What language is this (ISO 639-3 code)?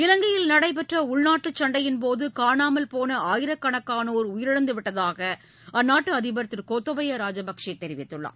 tam